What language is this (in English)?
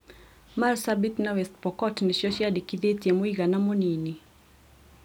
Kikuyu